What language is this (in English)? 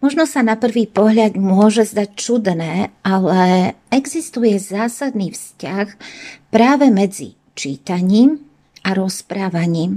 Slovak